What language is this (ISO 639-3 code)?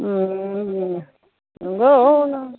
brx